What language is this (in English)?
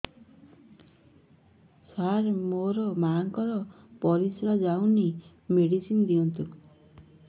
Odia